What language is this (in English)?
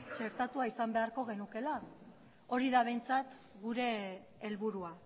Basque